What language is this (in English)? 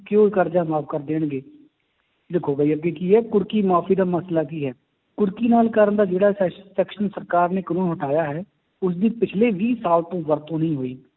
Punjabi